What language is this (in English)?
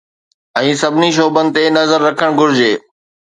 Sindhi